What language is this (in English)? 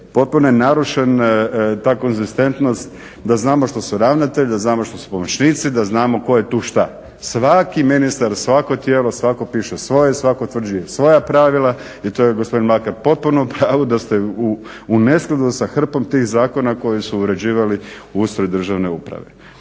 Croatian